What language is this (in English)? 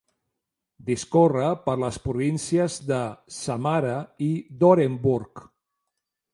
Catalan